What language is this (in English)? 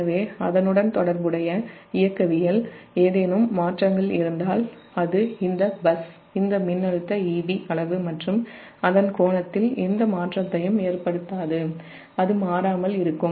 Tamil